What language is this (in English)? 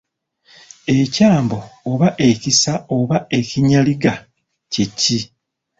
Ganda